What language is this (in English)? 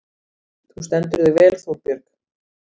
Icelandic